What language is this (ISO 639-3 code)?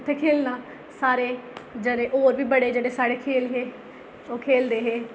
doi